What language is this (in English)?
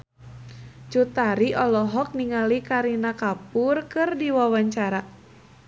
Sundanese